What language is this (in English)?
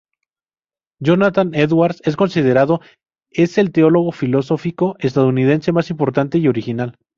Spanish